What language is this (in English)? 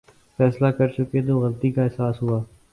Urdu